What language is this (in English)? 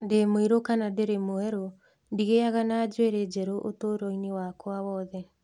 Kikuyu